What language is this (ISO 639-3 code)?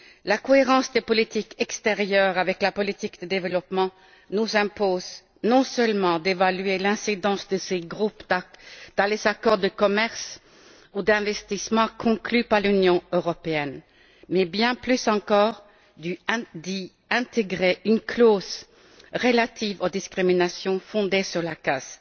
fra